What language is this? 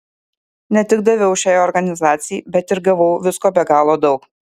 Lithuanian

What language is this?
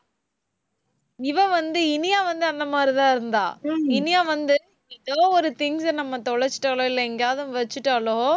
Tamil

